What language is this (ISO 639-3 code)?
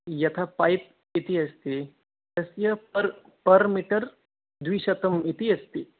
san